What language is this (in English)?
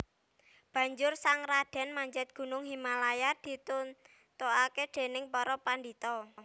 Javanese